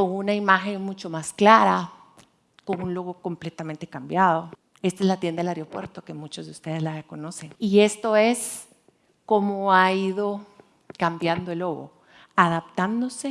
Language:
Spanish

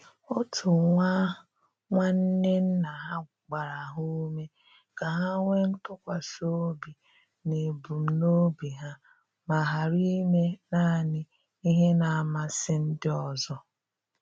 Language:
Igbo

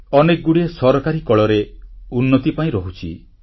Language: Odia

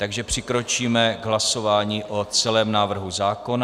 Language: Czech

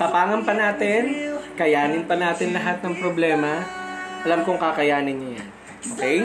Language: Filipino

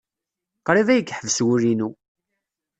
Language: Kabyle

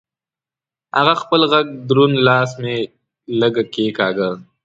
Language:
Pashto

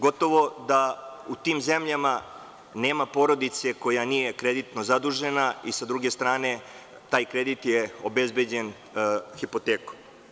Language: Serbian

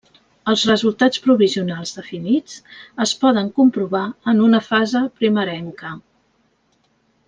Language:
Catalan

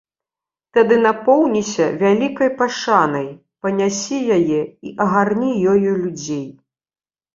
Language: Belarusian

